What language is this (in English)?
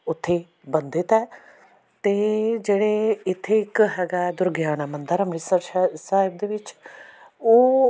Punjabi